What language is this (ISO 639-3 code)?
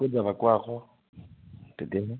asm